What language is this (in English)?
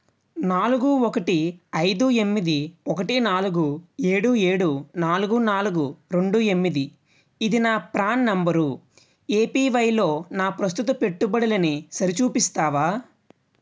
Telugu